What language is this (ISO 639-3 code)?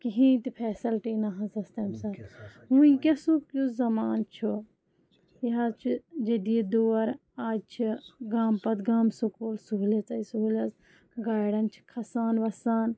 kas